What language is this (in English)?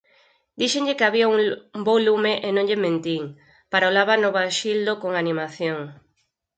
Galician